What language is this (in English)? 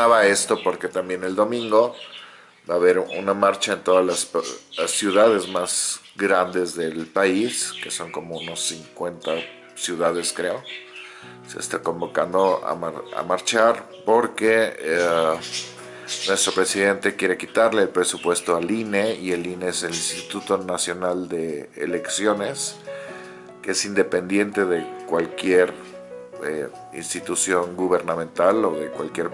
Spanish